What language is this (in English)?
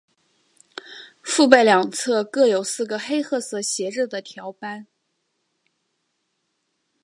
Chinese